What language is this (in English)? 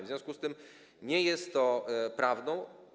Polish